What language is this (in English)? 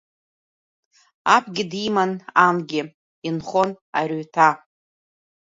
Abkhazian